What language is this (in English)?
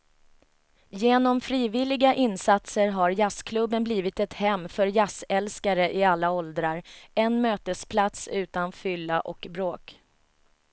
Swedish